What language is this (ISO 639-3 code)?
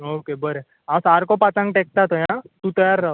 kok